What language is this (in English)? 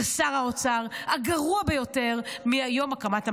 Hebrew